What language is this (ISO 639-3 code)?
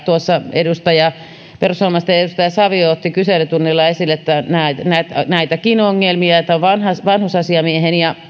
fin